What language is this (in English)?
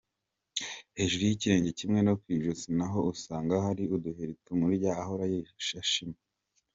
Kinyarwanda